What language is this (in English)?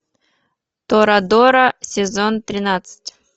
Russian